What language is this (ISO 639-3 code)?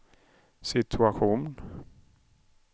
swe